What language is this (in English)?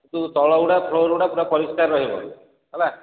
Odia